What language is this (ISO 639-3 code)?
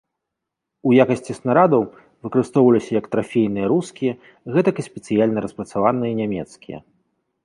bel